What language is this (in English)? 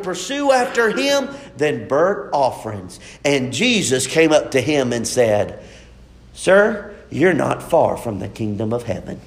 English